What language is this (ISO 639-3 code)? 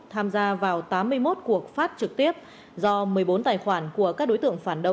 vie